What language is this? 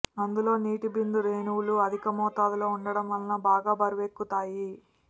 Telugu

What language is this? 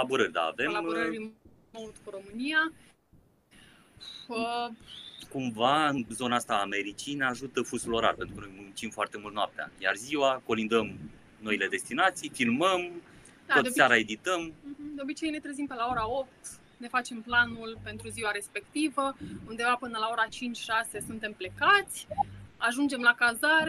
Romanian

